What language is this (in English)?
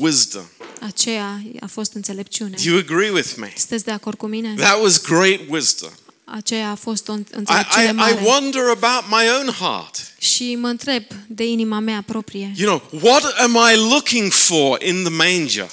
Romanian